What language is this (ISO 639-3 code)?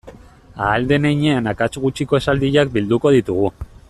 eus